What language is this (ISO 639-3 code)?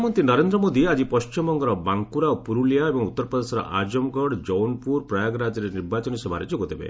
ori